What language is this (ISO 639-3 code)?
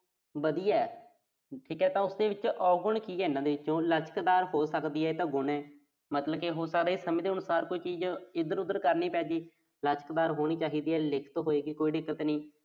pan